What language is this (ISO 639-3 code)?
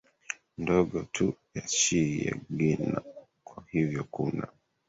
swa